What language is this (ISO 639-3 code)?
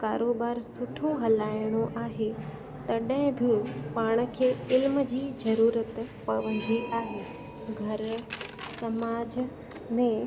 snd